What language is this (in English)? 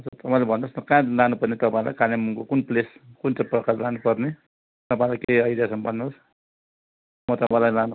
Nepali